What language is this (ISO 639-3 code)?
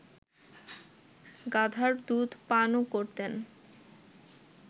ben